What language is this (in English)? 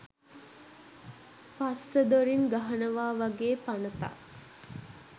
Sinhala